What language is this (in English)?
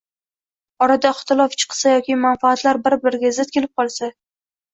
Uzbek